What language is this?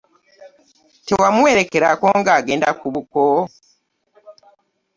Ganda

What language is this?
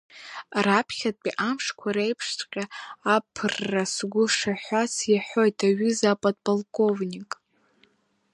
Abkhazian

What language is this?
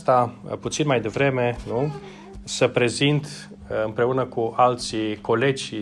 Romanian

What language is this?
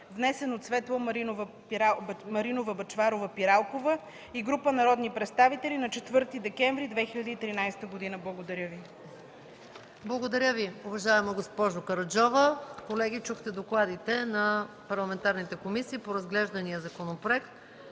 Bulgarian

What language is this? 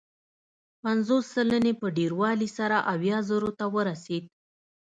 Pashto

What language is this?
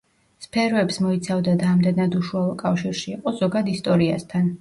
Georgian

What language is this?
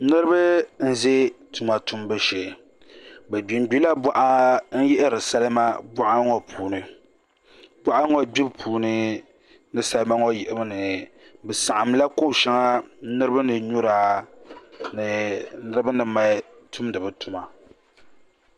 Dagbani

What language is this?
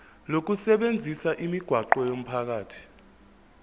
Zulu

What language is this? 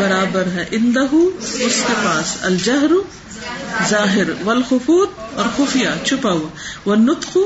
Urdu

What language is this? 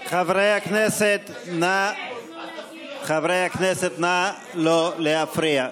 Hebrew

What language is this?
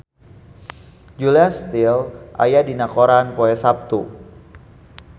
Sundanese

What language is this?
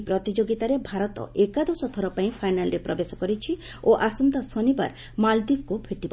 Odia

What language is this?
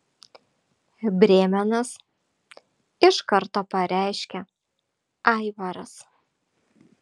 Lithuanian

